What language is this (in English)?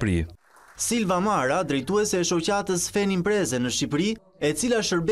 Romanian